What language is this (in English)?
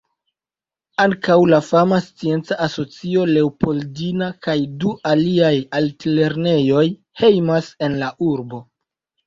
Esperanto